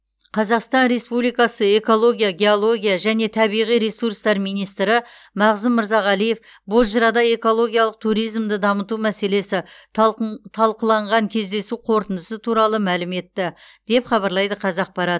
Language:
Kazakh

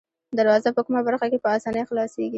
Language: Pashto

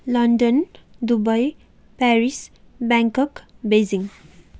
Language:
Nepali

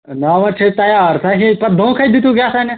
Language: Kashmiri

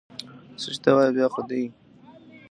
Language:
Pashto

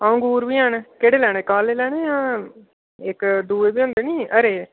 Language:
Dogri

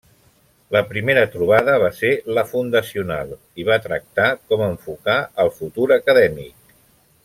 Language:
Catalan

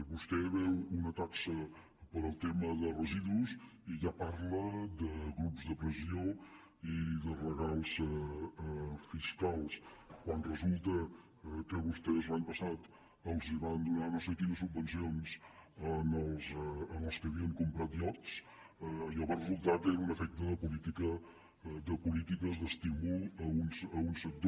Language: Catalan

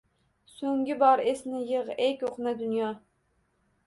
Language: Uzbek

